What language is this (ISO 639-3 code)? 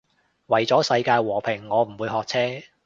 yue